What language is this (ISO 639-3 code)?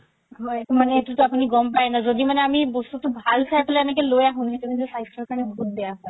asm